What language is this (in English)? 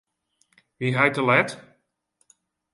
Western Frisian